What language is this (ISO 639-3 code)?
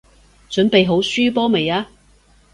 yue